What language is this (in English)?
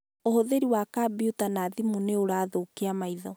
Kikuyu